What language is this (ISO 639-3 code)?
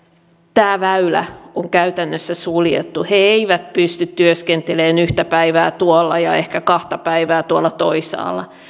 fin